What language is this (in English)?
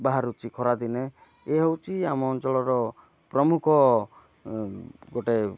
Odia